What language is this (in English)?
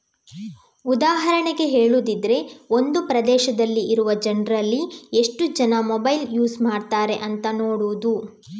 Kannada